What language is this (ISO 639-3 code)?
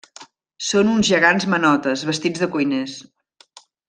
cat